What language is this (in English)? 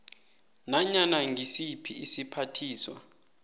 South Ndebele